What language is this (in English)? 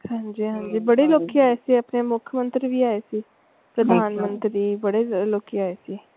Punjabi